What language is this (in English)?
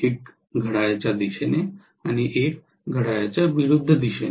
Marathi